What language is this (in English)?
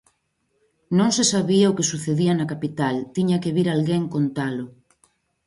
Galician